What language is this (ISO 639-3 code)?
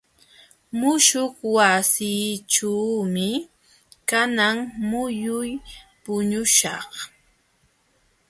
qxw